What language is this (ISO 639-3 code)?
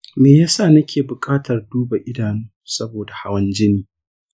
hau